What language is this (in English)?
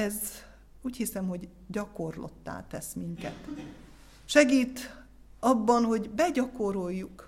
Hungarian